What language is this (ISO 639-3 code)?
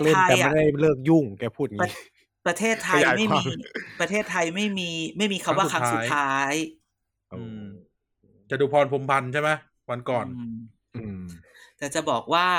tha